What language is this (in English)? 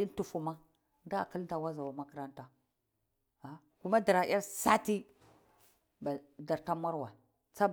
Cibak